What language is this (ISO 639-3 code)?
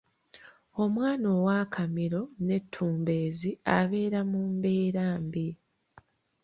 lug